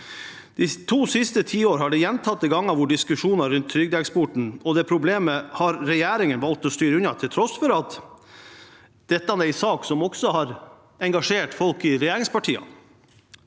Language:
Norwegian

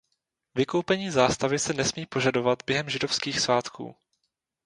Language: Czech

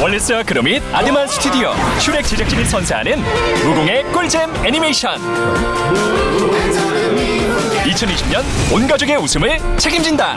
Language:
Korean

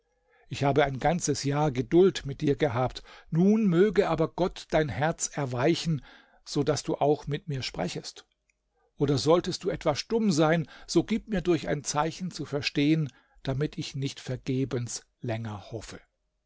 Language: German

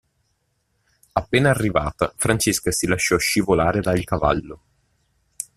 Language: Italian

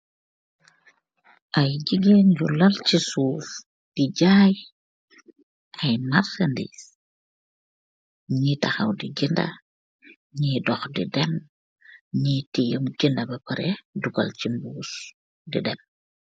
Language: Wolof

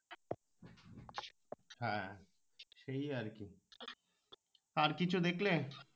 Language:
Bangla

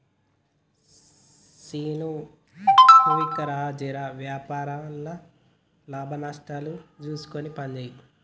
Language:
Telugu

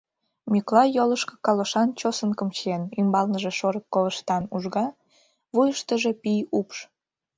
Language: Mari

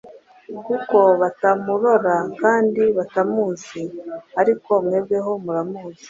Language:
Kinyarwanda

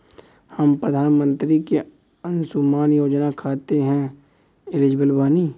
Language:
Bhojpuri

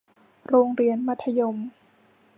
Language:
Thai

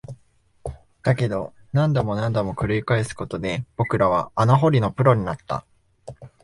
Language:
Japanese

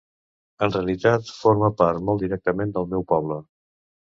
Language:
Catalan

